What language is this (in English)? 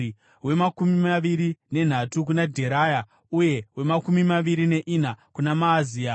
Shona